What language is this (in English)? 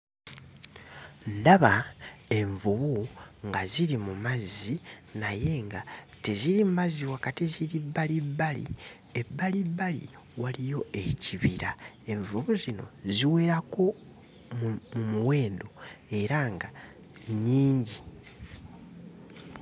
Ganda